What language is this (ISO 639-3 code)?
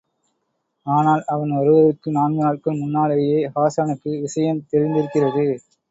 tam